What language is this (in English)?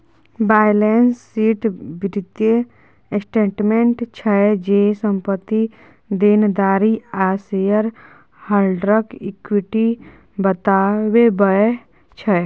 Maithili